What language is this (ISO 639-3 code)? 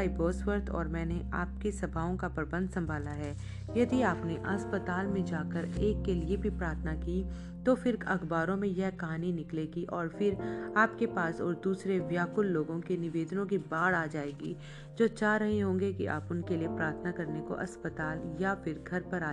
hin